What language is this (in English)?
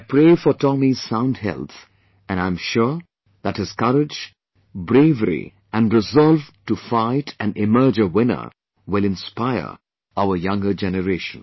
English